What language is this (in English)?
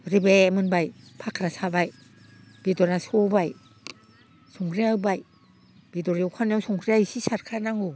Bodo